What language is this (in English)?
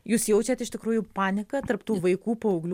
Lithuanian